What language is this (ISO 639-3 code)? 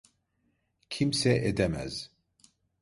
tur